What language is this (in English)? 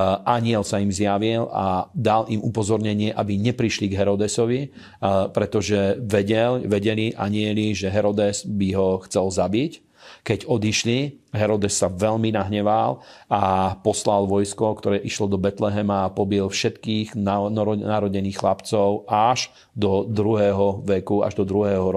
Slovak